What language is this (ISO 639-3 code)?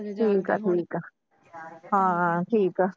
pan